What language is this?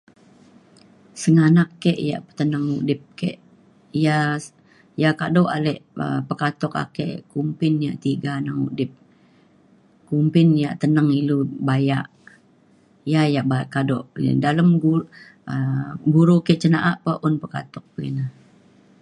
Mainstream Kenyah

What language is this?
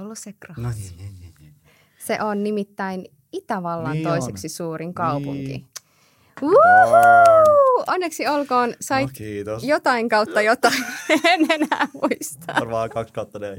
Finnish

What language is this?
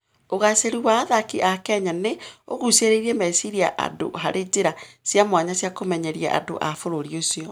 Kikuyu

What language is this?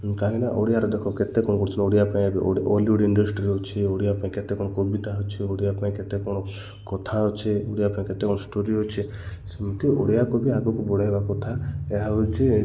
Odia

